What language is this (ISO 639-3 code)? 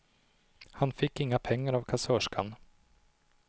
swe